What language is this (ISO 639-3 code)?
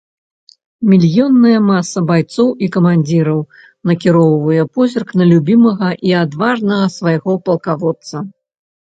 bel